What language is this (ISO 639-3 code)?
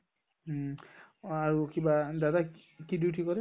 asm